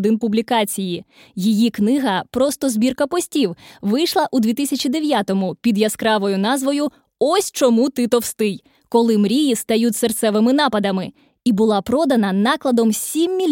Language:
Ukrainian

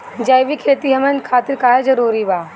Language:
Bhojpuri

